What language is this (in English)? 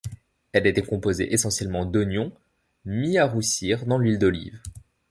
French